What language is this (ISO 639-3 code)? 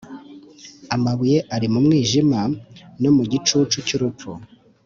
kin